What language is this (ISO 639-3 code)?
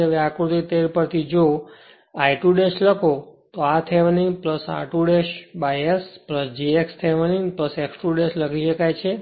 guj